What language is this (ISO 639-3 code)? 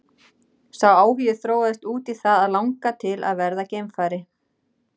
isl